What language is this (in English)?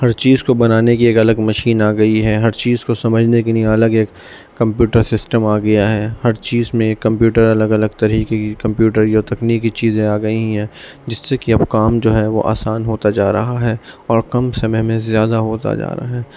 Urdu